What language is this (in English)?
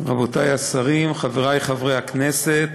Hebrew